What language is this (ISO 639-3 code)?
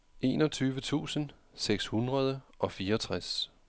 dan